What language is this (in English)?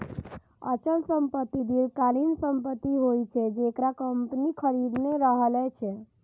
Maithili